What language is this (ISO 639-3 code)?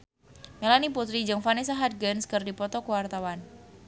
sun